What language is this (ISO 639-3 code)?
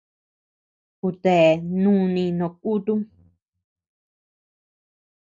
cux